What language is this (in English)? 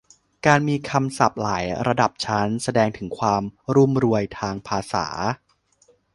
Thai